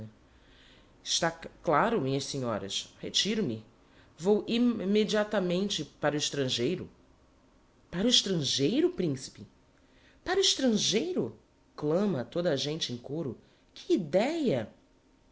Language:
Portuguese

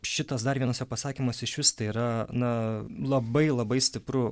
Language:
Lithuanian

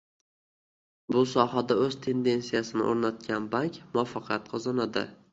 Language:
Uzbek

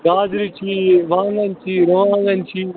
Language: Kashmiri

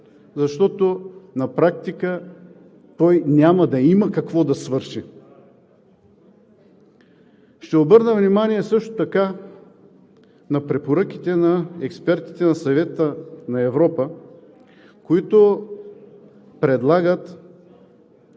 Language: Bulgarian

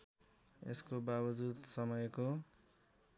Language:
Nepali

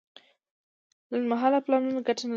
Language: Pashto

